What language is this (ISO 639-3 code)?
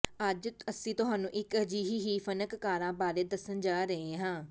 pan